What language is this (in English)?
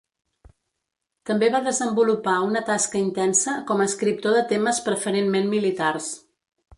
Catalan